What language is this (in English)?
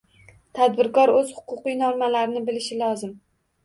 Uzbek